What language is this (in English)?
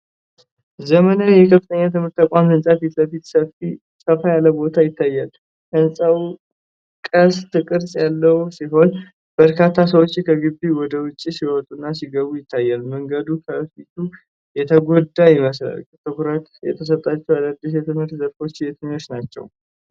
Amharic